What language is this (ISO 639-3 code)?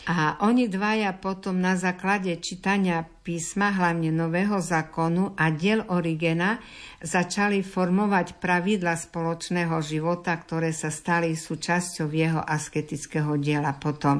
slk